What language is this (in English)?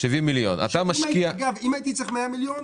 Hebrew